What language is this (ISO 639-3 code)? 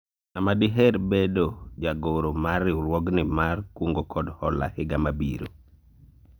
luo